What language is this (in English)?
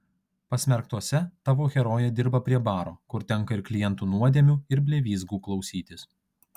Lithuanian